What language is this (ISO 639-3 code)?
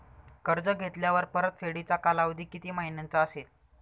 mar